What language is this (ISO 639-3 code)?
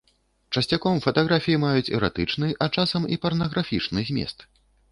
bel